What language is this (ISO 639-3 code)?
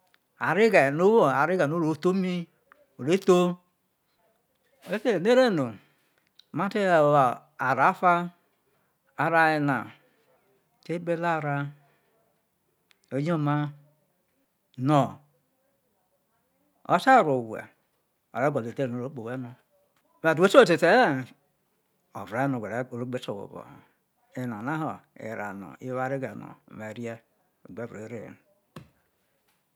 iso